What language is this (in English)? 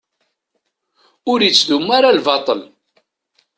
Kabyle